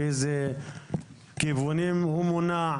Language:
Hebrew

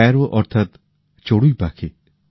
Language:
Bangla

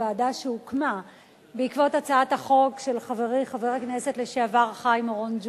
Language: Hebrew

